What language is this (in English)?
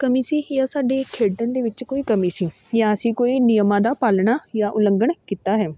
Punjabi